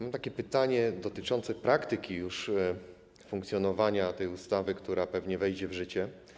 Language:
Polish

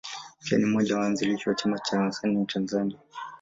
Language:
Swahili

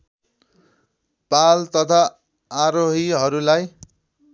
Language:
Nepali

